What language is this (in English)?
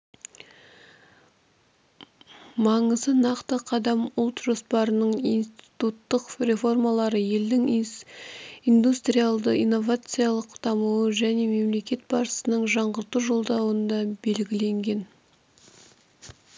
Kazakh